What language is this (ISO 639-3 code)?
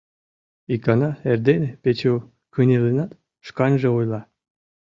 chm